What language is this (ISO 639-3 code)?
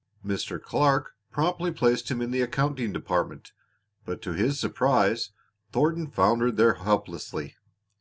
eng